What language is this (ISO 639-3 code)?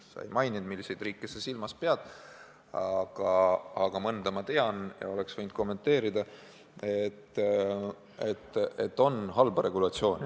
est